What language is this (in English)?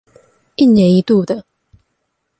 Chinese